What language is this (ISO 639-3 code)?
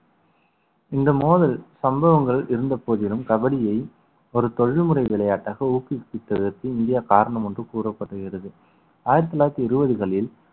tam